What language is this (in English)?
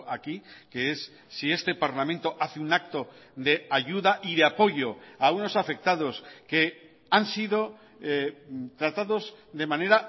Spanish